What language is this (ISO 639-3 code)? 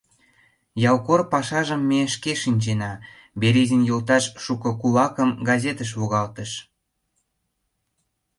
chm